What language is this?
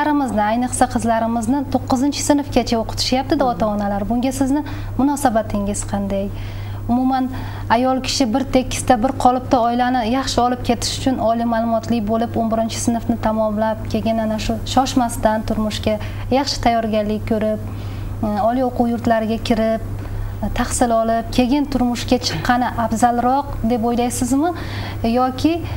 Turkish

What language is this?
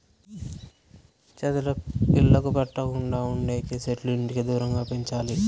Telugu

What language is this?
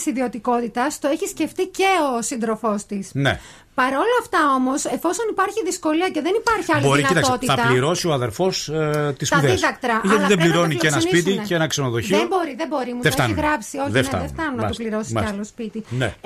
Greek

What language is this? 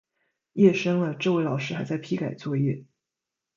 Chinese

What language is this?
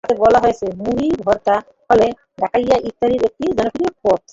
Bangla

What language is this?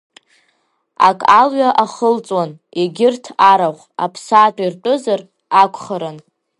Abkhazian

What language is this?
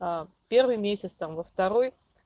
Russian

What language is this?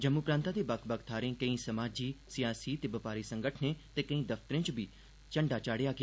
Dogri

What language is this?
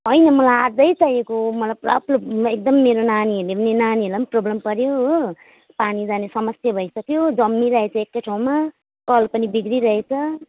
Nepali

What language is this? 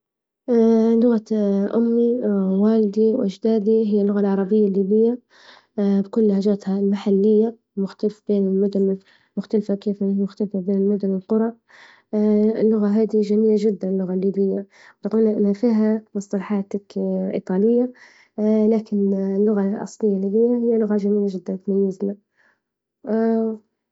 Libyan Arabic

